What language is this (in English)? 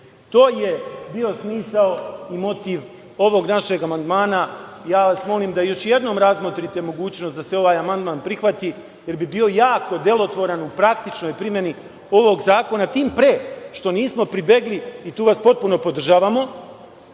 Serbian